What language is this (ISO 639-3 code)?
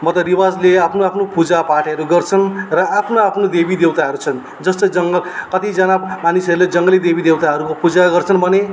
nep